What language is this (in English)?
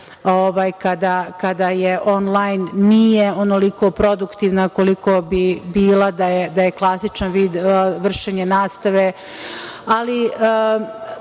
Serbian